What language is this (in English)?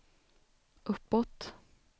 Swedish